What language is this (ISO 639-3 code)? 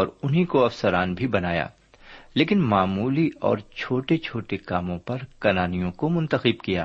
urd